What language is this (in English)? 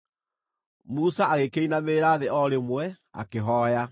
Kikuyu